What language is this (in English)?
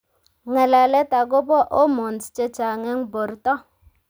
Kalenjin